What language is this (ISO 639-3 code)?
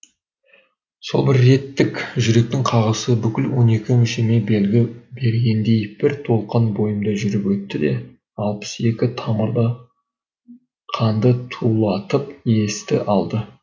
kaz